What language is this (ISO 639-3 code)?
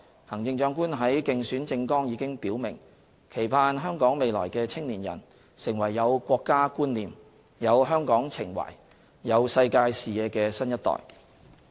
yue